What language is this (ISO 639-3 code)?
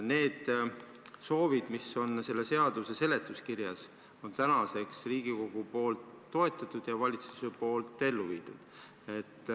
est